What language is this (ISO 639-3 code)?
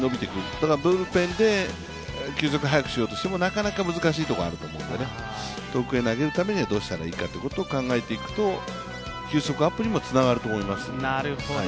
jpn